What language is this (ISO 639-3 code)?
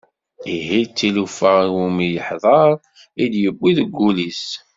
kab